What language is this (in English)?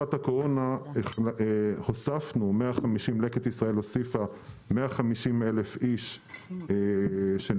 Hebrew